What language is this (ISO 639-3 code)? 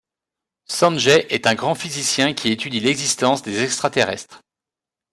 fra